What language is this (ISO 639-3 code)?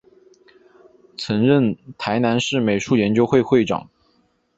zho